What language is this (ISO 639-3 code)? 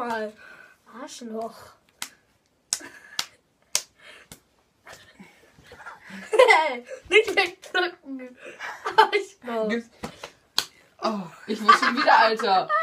deu